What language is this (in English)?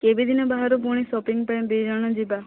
Odia